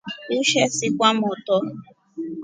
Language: Rombo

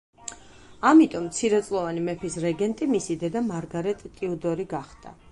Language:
Georgian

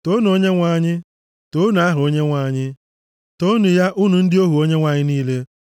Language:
Igbo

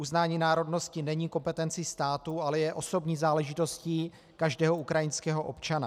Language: Czech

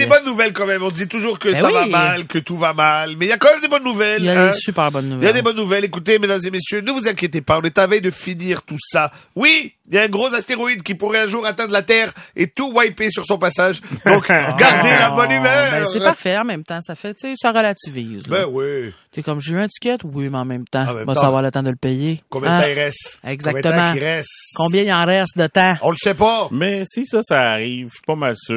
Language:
French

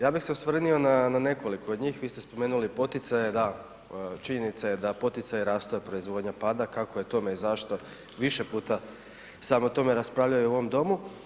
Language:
Croatian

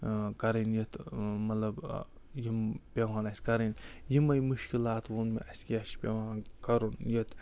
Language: Kashmiri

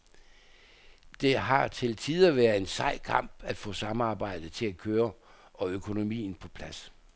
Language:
Danish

